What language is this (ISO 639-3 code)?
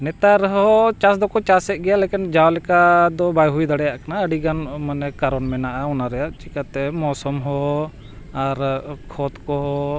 sat